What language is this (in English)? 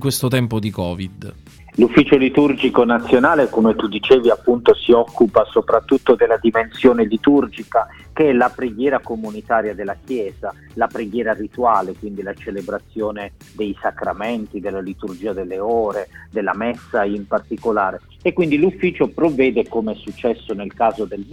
Italian